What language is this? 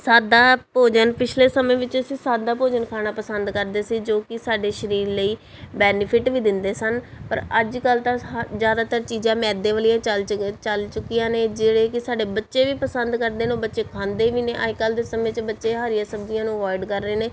Punjabi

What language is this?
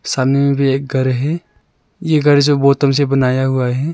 Hindi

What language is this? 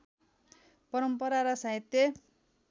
Nepali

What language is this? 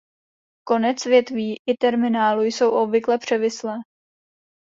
Czech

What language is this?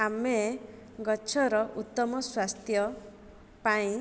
Odia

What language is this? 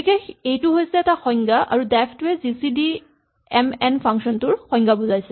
Assamese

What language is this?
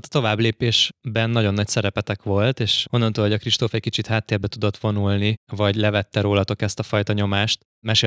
Hungarian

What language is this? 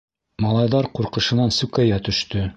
Bashkir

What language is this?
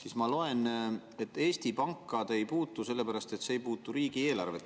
Estonian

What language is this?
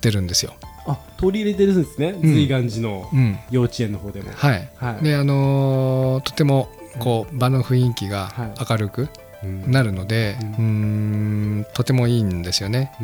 Japanese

